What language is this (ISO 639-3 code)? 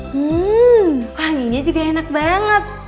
ind